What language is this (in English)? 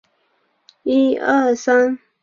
Chinese